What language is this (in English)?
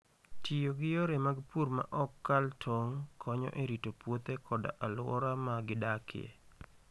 Luo (Kenya and Tanzania)